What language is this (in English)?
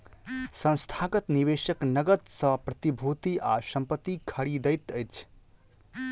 Maithili